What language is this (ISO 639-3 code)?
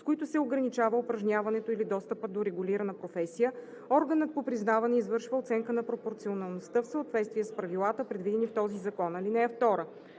bul